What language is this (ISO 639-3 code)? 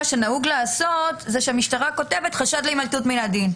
heb